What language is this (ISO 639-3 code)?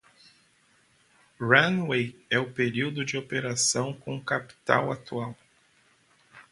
por